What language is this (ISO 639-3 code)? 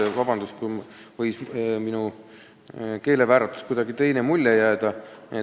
est